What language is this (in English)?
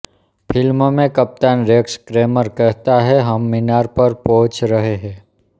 Hindi